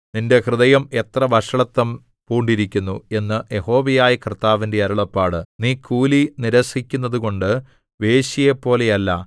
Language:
Malayalam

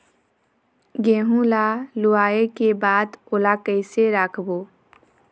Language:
Chhattisgarhi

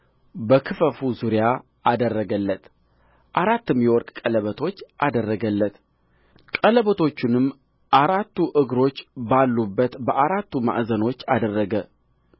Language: Amharic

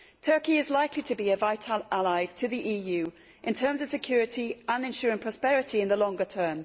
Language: English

